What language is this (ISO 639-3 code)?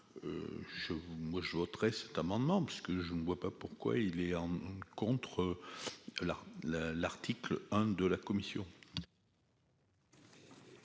fra